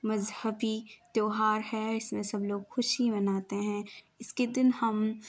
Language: Urdu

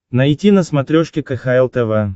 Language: Russian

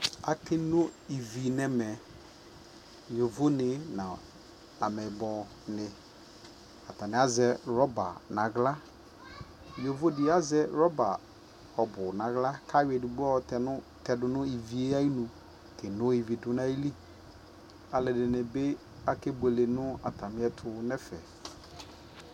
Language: Ikposo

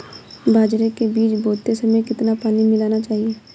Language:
Hindi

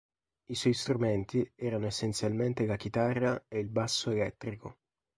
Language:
Italian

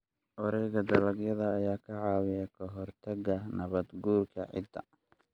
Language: Somali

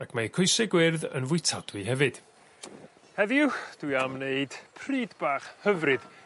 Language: Welsh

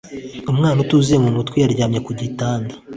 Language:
Kinyarwanda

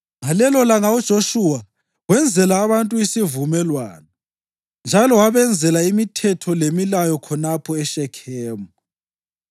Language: North Ndebele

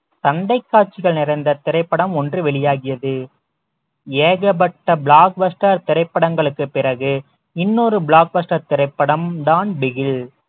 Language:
Tamil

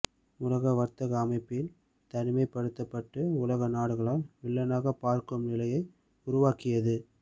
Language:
Tamil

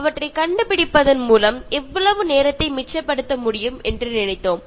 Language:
Tamil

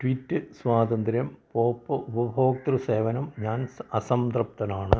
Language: Malayalam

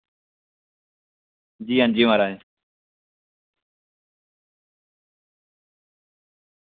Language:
Dogri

